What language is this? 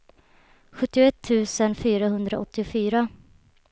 Swedish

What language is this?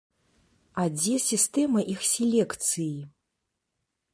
Belarusian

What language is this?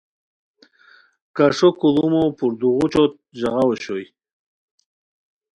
Khowar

